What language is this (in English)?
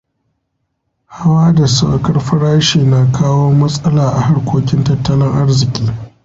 Hausa